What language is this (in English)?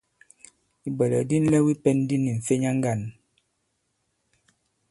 Bankon